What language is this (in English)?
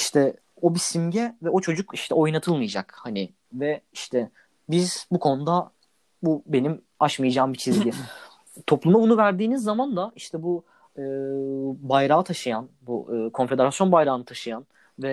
Turkish